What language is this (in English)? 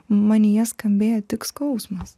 Lithuanian